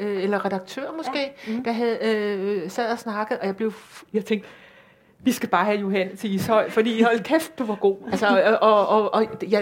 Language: Danish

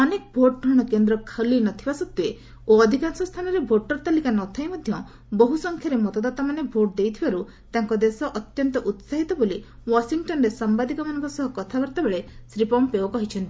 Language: Odia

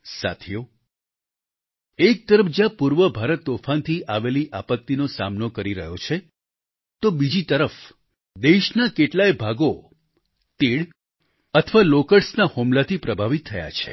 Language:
Gujarati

